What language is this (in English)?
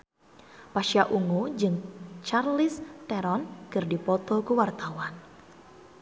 Sundanese